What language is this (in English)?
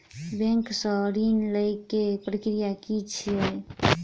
Maithili